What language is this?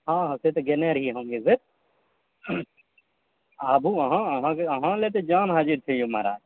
Maithili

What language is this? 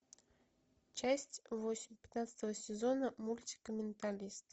Russian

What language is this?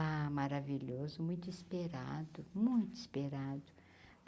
Portuguese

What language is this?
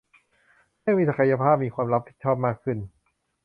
Thai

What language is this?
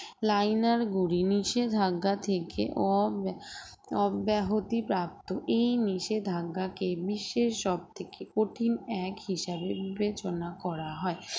Bangla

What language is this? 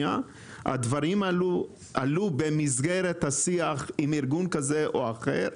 Hebrew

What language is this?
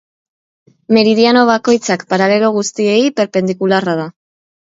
Basque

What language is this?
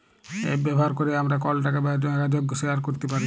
Bangla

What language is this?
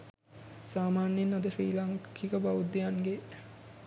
Sinhala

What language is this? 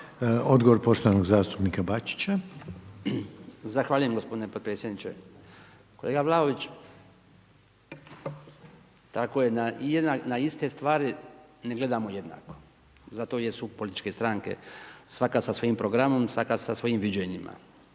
Croatian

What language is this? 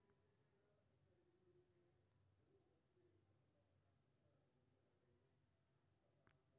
Maithili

